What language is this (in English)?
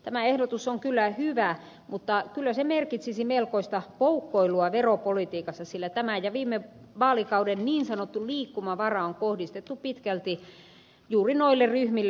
Finnish